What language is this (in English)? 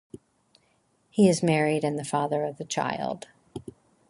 English